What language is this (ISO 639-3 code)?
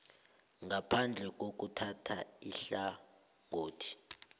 nbl